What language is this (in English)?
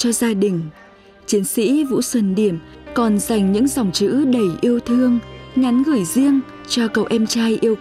Vietnamese